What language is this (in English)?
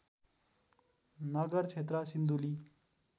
Nepali